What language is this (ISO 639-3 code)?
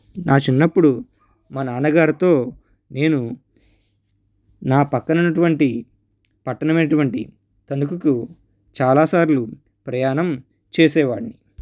tel